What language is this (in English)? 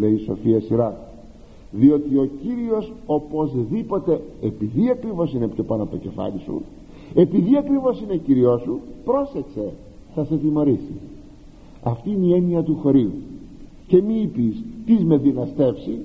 Greek